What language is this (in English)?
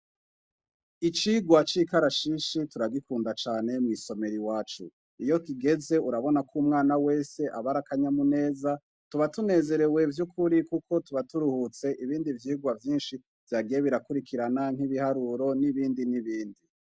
Rundi